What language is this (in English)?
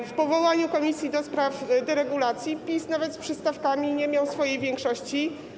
Polish